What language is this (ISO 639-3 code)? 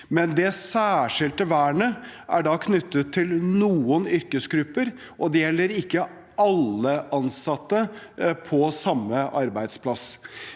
nor